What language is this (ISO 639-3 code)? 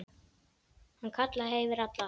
isl